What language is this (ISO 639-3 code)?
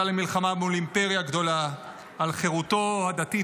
heb